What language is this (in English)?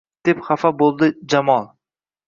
Uzbek